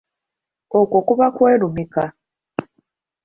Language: Ganda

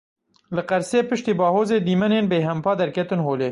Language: Kurdish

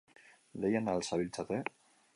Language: Basque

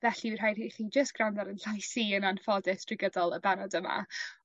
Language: Welsh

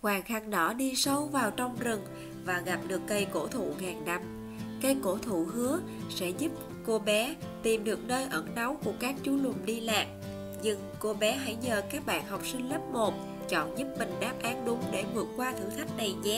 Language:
Vietnamese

